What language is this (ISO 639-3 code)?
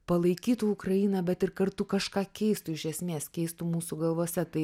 lit